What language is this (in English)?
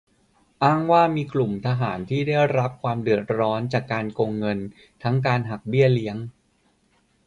Thai